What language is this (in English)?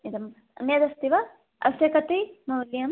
Sanskrit